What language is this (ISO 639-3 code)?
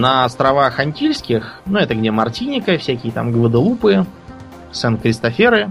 rus